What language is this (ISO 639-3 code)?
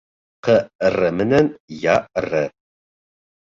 bak